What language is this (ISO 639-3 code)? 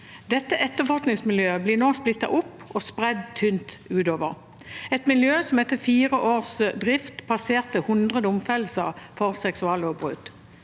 nor